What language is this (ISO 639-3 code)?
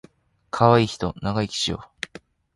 jpn